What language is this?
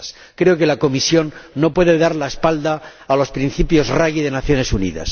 Spanish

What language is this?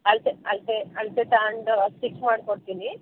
Kannada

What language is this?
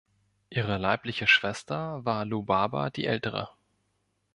German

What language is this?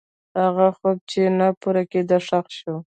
Pashto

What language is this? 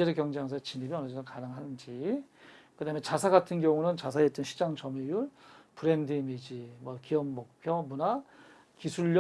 Korean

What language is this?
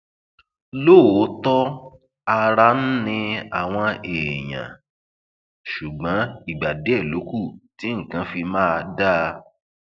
Yoruba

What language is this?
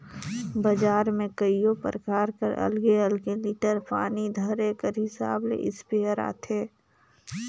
Chhattisgarhi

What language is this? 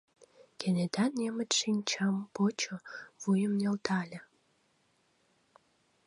Mari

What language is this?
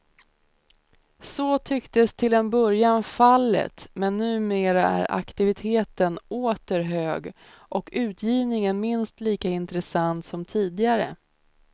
Swedish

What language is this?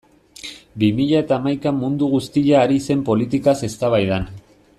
Basque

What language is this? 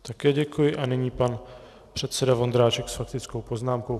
Czech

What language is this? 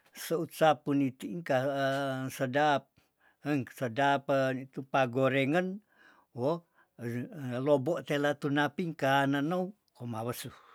Tondano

